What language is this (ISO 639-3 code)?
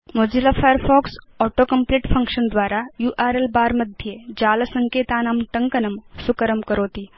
san